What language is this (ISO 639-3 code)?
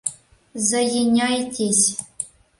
chm